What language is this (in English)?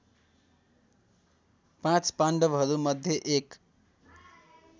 Nepali